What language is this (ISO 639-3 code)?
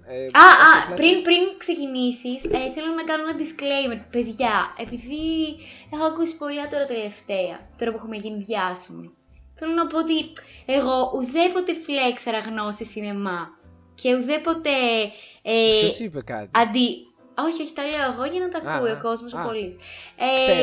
ell